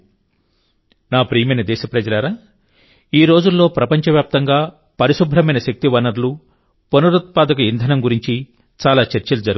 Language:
Telugu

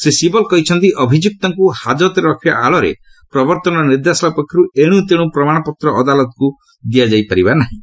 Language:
Odia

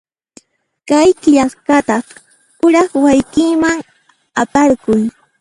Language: Puno Quechua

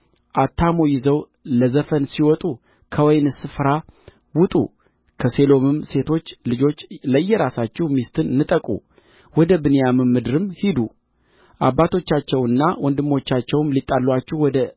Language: Amharic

